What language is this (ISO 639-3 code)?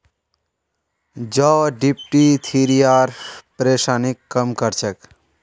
mag